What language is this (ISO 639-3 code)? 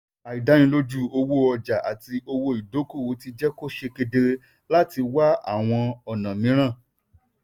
yor